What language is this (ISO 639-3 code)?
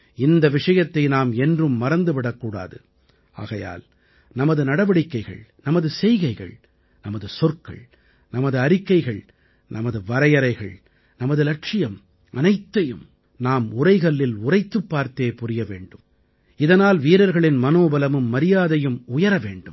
tam